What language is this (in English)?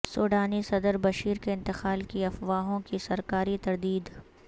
Urdu